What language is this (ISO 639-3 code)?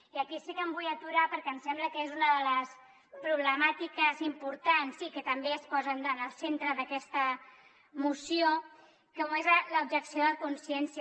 cat